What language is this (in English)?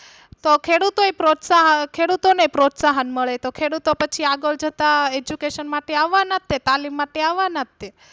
Gujarati